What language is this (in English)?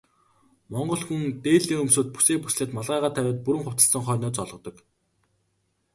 Mongolian